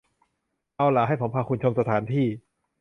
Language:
Thai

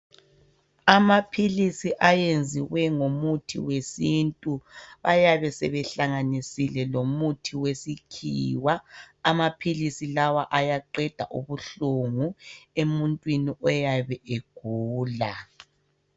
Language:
North Ndebele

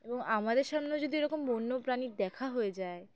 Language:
Bangla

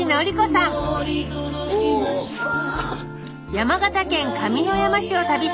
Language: Japanese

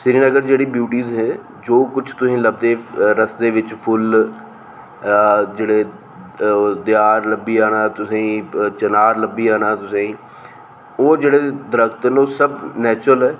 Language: Dogri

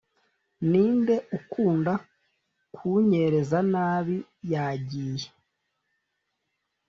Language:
Kinyarwanda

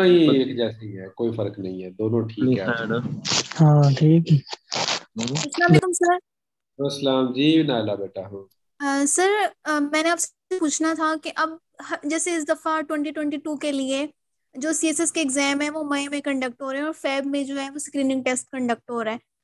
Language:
Hindi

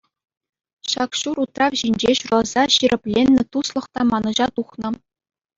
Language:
Chuvash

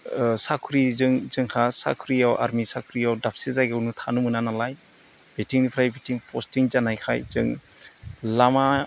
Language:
Bodo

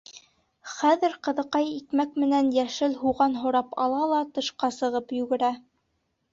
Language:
Bashkir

